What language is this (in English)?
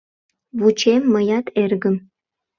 Mari